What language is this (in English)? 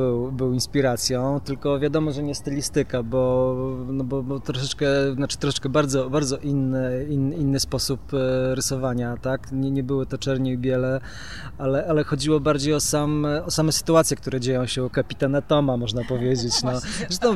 Polish